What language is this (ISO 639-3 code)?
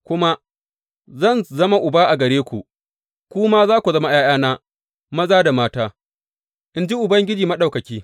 hau